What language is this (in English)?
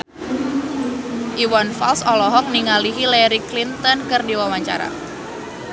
Sundanese